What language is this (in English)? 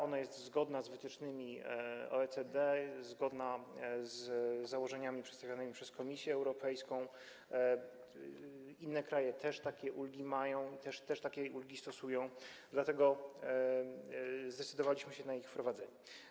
Polish